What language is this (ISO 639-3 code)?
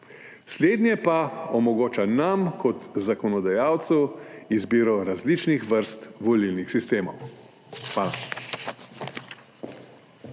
slv